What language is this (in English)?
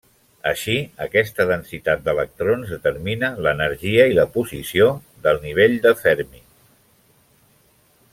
Catalan